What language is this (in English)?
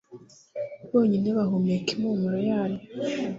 Kinyarwanda